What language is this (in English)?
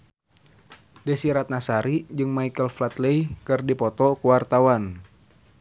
Sundanese